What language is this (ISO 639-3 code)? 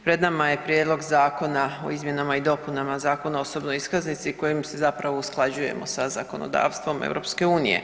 hrv